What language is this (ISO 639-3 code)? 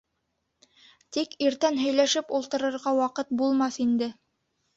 bak